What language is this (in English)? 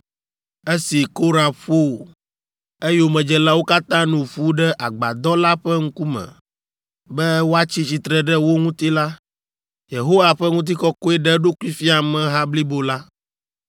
Ewe